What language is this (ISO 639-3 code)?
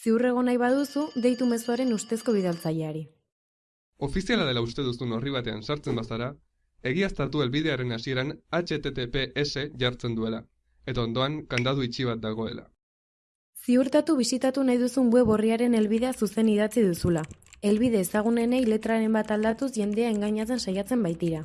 spa